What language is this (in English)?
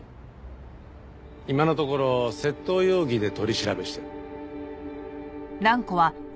Japanese